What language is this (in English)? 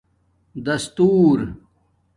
Domaaki